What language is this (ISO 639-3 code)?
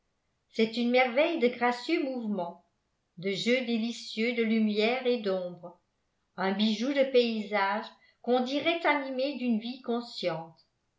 fra